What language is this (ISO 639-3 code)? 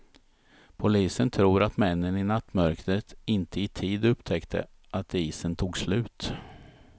swe